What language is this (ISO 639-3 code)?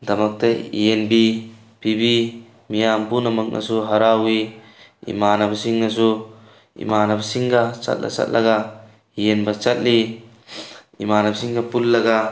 mni